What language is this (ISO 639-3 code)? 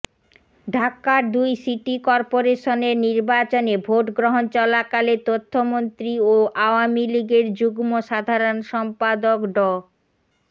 ben